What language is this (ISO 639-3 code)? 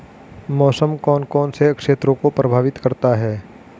hin